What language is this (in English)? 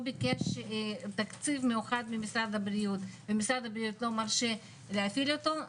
Hebrew